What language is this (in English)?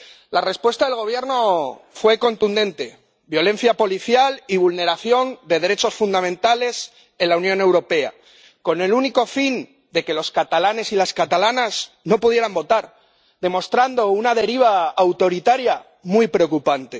Spanish